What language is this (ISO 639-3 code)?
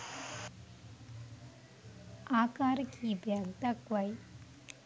sin